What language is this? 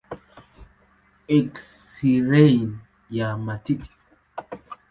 Swahili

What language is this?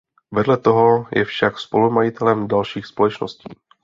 Czech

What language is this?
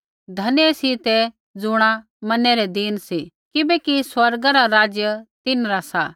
Kullu Pahari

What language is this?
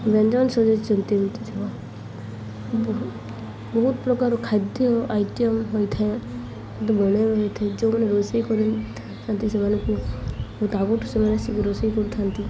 Odia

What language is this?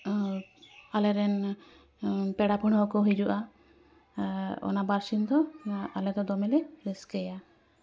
Santali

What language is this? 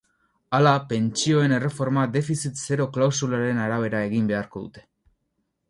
Basque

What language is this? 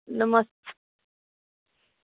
Dogri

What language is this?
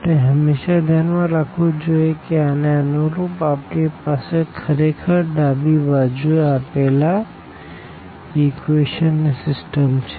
Gujarati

